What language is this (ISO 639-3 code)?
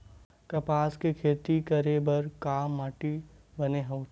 hne